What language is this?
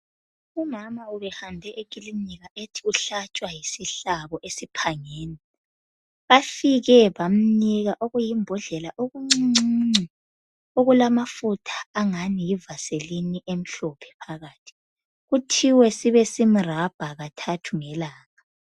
North Ndebele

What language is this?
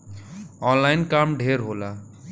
Bhojpuri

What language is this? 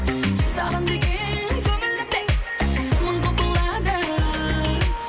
Kazakh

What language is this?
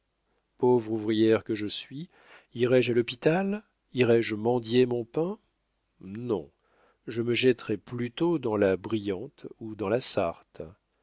French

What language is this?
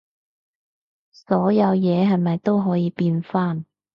Cantonese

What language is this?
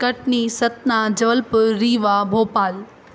Sindhi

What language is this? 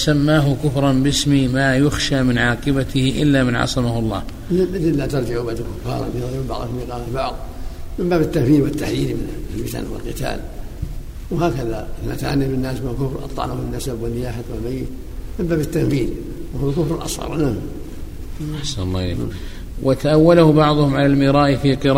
Arabic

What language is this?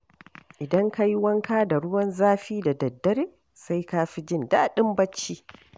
Hausa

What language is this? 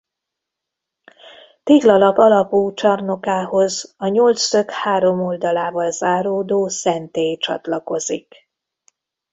Hungarian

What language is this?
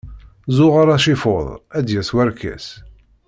Kabyle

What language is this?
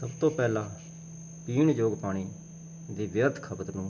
Punjabi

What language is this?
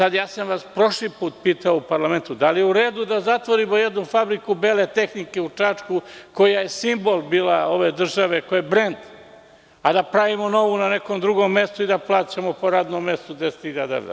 Serbian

